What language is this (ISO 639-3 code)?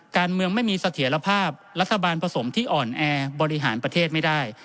tha